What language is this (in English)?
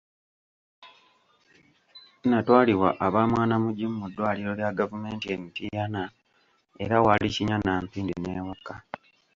Ganda